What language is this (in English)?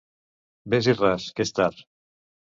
Catalan